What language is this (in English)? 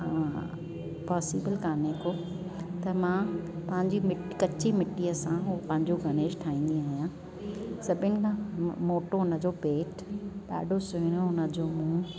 Sindhi